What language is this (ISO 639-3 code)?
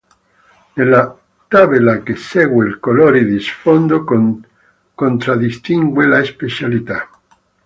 ita